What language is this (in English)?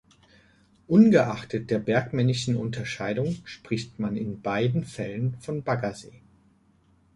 German